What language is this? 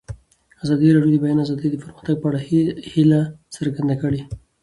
Pashto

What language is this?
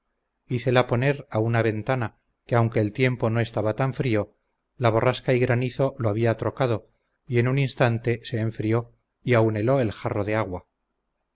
Spanish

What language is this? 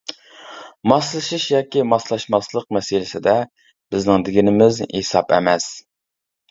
Uyghur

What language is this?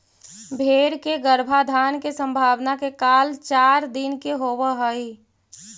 Magahi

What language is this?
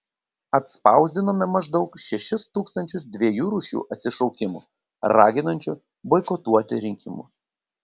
Lithuanian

